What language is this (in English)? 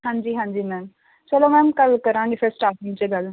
Punjabi